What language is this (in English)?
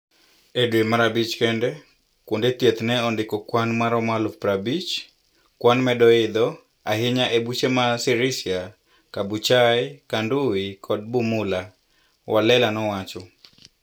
Luo (Kenya and Tanzania)